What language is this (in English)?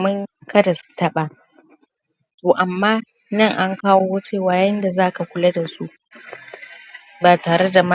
Hausa